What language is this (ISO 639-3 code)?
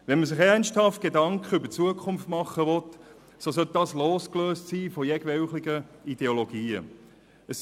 gsw